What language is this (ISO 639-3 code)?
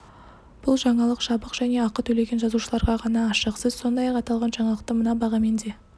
kaz